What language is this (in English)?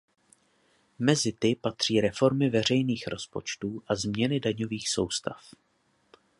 Czech